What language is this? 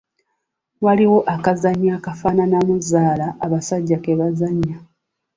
Ganda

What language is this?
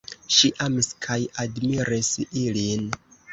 Esperanto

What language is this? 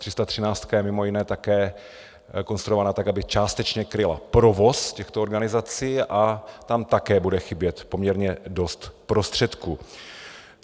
Czech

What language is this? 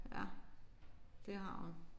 Danish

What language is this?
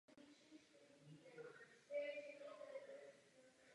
Czech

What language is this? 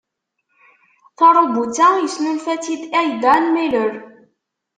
Kabyle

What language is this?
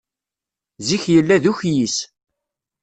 Kabyle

